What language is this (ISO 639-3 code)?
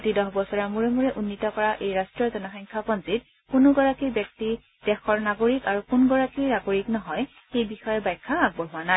asm